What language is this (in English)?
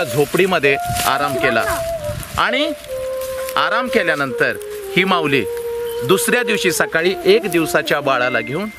Romanian